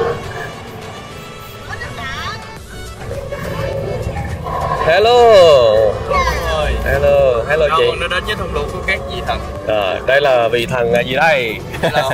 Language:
Vietnamese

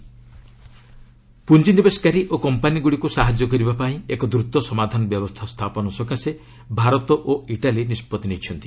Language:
Odia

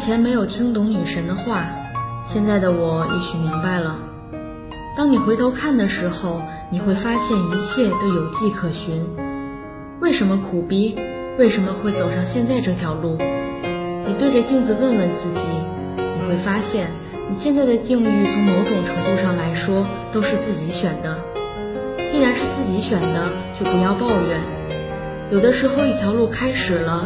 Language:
Chinese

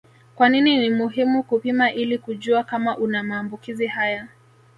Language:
Swahili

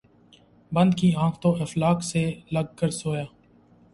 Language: Urdu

